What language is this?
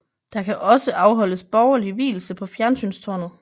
Danish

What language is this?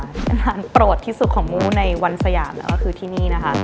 Thai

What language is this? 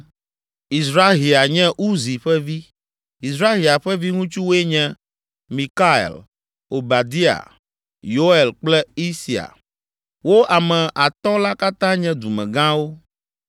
Ewe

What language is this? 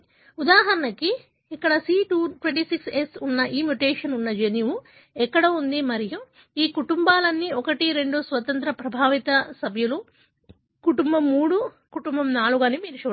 Telugu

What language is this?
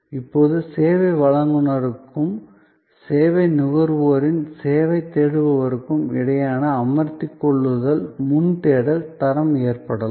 Tamil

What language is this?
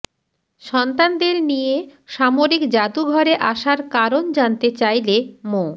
Bangla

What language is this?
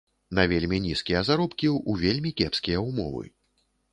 Belarusian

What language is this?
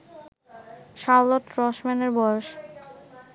Bangla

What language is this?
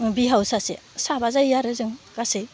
Bodo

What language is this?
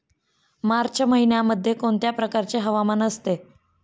Marathi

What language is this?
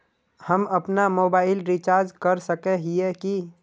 Magahi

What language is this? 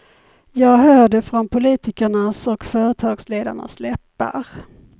Swedish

